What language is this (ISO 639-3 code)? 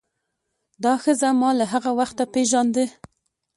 pus